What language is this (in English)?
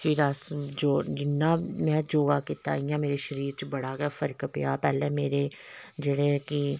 Dogri